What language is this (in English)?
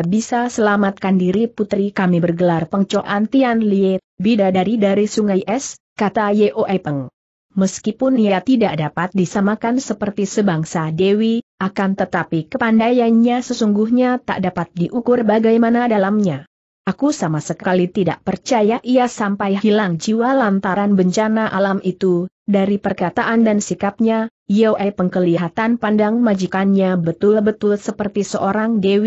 Indonesian